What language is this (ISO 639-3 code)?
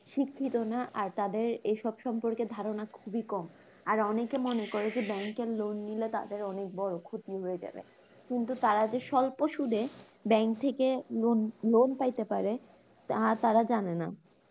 ben